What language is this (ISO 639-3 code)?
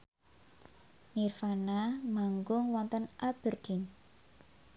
jav